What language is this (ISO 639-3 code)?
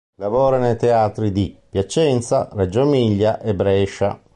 ita